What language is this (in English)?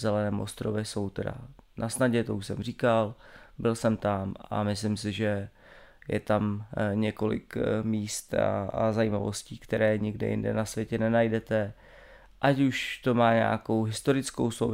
Czech